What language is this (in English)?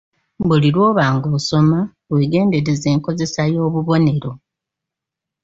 Ganda